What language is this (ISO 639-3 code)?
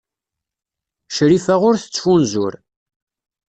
kab